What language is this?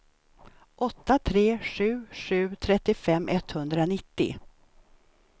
Swedish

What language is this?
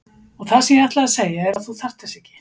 Icelandic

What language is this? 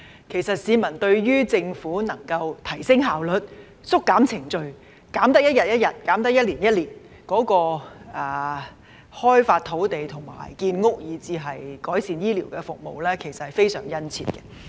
Cantonese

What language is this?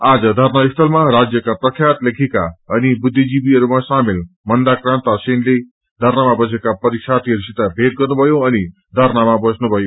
Nepali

